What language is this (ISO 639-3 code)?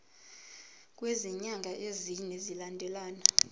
zul